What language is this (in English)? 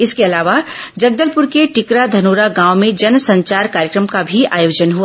Hindi